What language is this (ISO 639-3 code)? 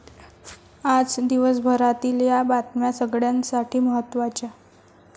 mar